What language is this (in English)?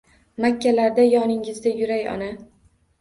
Uzbek